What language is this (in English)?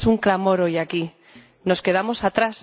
Spanish